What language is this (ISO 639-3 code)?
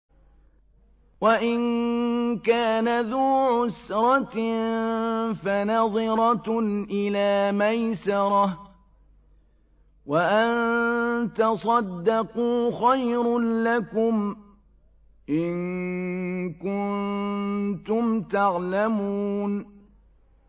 ara